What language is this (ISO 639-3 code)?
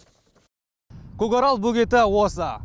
kaz